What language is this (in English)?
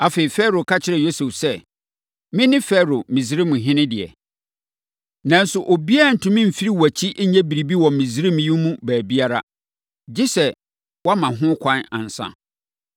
Akan